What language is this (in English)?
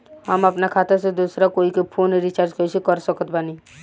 Bhojpuri